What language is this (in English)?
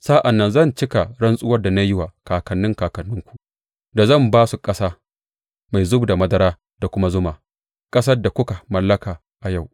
Hausa